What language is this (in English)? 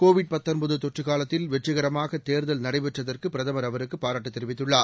Tamil